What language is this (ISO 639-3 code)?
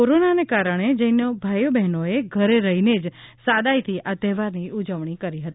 guj